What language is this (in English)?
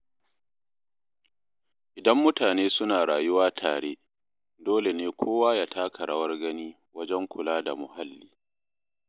Hausa